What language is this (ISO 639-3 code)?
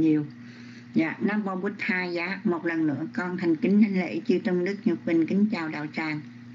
vie